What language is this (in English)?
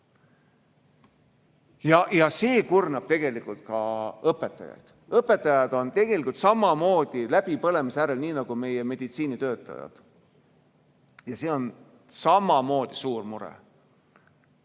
Estonian